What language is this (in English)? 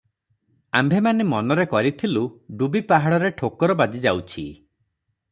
Odia